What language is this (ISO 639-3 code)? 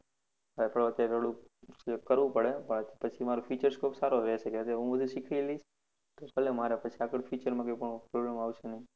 guj